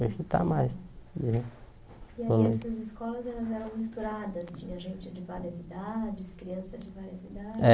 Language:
Portuguese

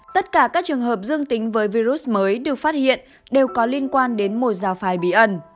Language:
Vietnamese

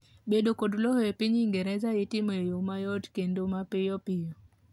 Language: Luo (Kenya and Tanzania)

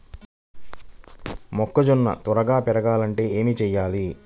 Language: Telugu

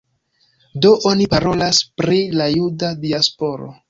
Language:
Esperanto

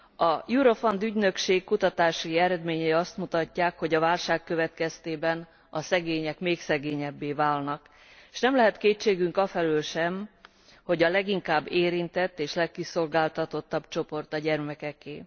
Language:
Hungarian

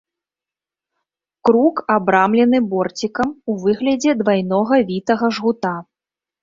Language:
Belarusian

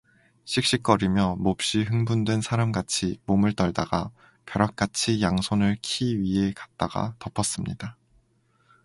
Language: Korean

